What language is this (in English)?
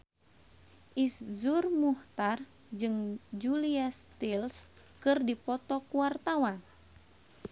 Sundanese